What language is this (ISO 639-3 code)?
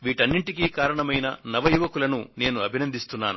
tel